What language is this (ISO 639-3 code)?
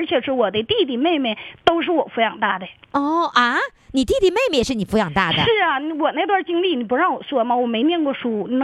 zho